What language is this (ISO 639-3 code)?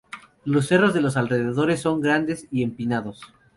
spa